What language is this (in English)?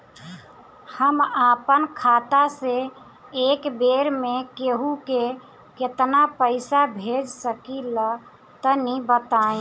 Bhojpuri